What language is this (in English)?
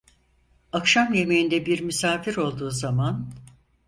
Turkish